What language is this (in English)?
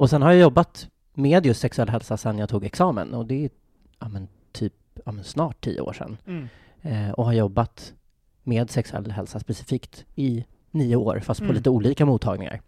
Swedish